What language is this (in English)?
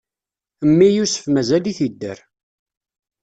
Kabyle